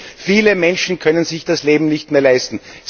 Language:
German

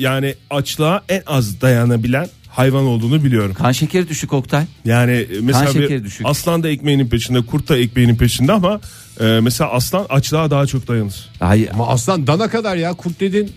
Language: Turkish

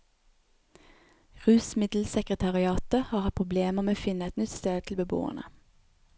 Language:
Norwegian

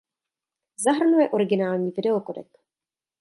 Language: Czech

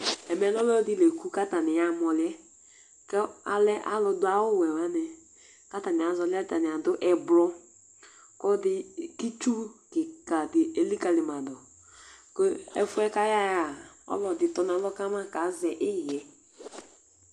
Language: Ikposo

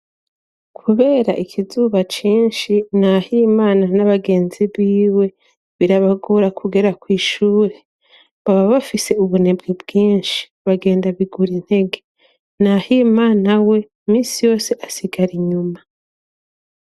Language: Rundi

